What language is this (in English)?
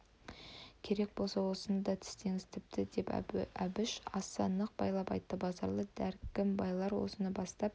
Kazakh